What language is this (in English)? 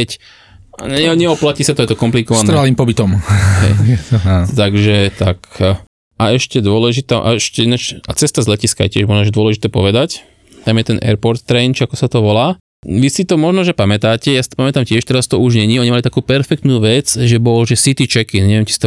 Slovak